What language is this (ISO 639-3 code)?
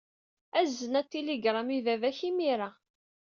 kab